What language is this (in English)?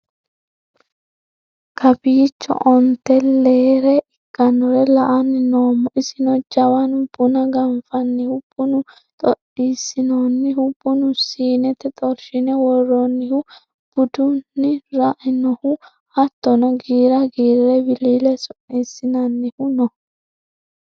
Sidamo